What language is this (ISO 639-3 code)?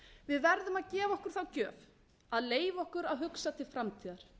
isl